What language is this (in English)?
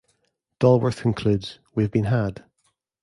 English